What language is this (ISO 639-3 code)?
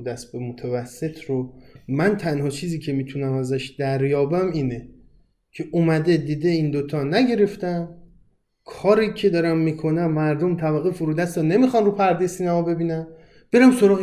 fas